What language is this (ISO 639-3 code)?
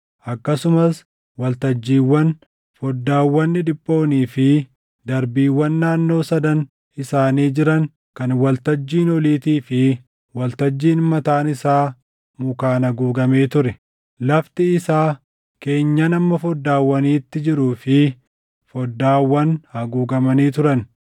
orm